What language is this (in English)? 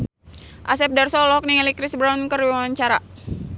Sundanese